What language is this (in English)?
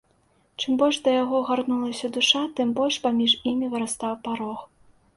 Belarusian